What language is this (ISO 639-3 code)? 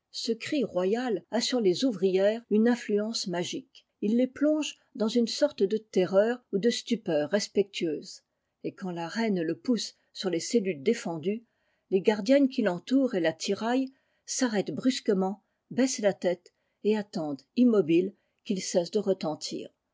fra